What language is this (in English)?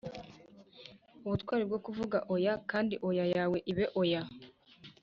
Kinyarwanda